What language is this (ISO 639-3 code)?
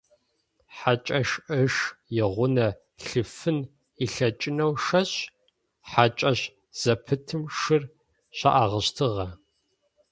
ady